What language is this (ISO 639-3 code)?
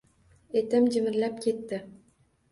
uzb